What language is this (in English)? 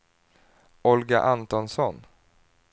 Swedish